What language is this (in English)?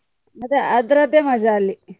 Kannada